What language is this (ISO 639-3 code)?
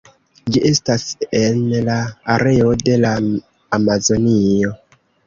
epo